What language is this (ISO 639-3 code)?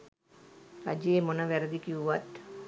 sin